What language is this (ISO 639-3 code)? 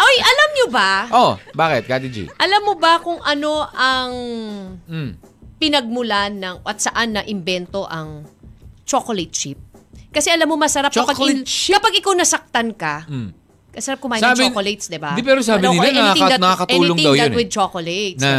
fil